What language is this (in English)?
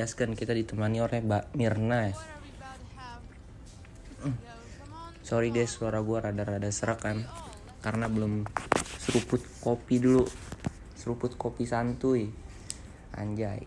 Indonesian